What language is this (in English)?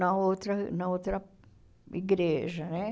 Portuguese